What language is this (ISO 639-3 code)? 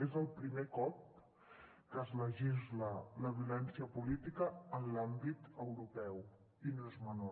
cat